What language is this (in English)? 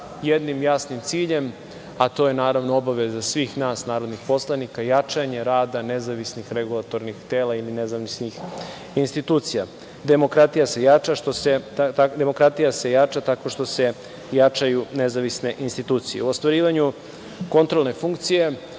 Serbian